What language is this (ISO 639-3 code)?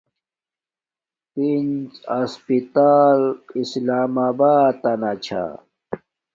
dmk